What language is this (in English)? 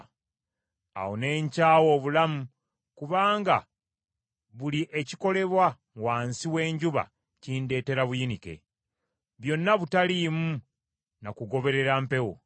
Ganda